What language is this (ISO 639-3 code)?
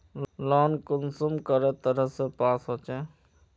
mag